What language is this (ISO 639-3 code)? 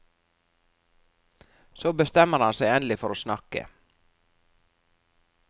nor